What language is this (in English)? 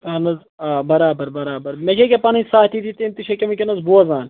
Kashmiri